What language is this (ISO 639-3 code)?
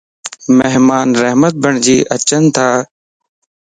lss